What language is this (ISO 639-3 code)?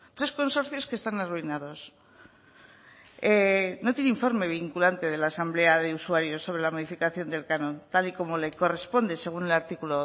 spa